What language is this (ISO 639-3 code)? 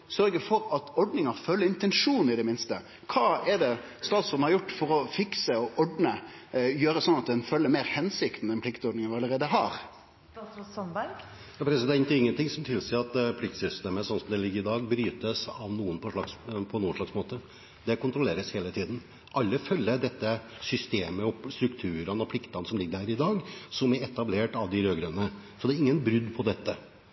nor